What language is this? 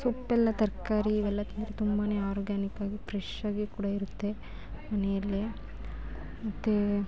Kannada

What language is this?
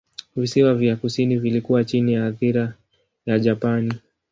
Swahili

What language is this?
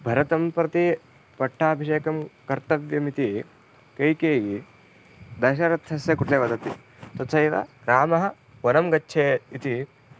Sanskrit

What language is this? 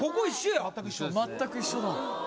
Japanese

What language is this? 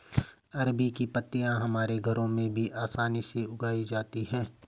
Hindi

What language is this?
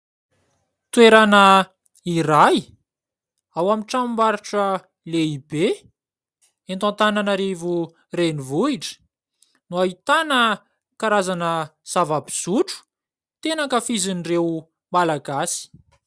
Malagasy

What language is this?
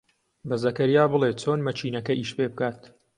Central Kurdish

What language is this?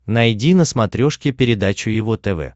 Russian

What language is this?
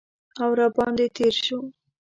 Pashto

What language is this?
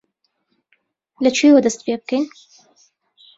Central Kurdish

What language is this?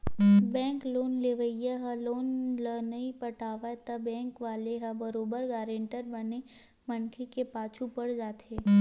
Chhattisgarhi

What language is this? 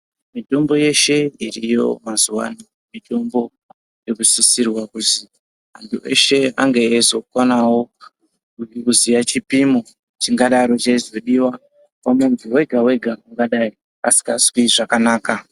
Ndau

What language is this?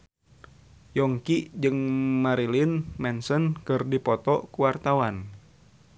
Sundanese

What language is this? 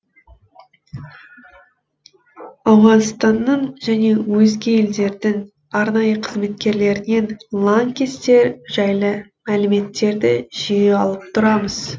Kazakh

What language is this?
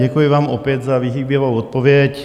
Czech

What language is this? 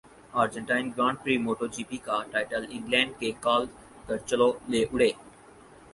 Urdu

